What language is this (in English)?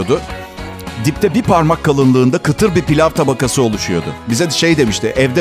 Turkish